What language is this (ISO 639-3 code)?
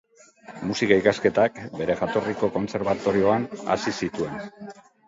eus